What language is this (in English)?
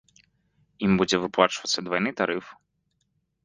Belarusian